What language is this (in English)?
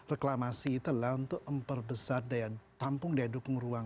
Indonesian